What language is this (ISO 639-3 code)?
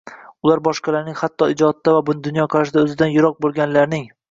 uzb